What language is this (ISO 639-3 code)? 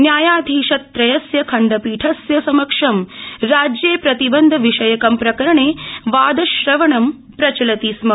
san